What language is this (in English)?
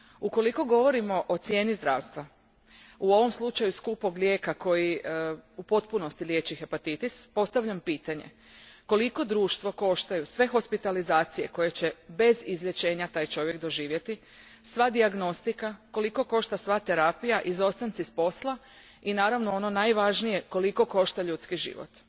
Croatian